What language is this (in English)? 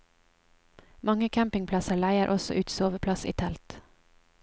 Norwegian